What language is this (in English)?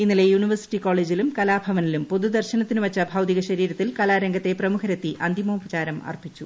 Malayalam